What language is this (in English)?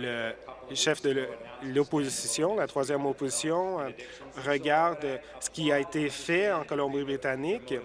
French